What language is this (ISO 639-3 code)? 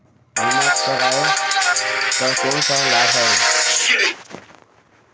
hne